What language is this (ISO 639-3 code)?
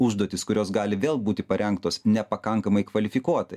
lit